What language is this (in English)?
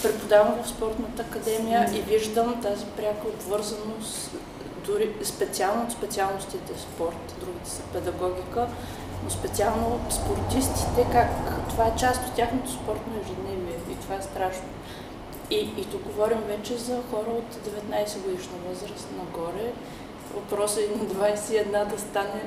Bulgarian